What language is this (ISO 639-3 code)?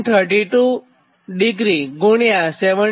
guj